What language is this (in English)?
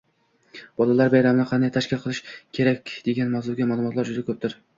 Uzbek